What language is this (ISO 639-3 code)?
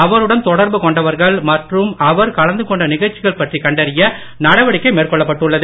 tam